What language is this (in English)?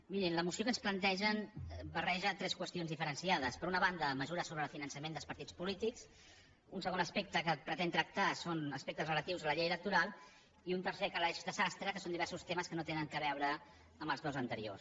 Catalan